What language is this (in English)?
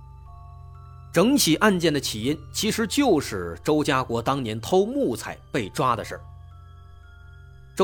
Chinese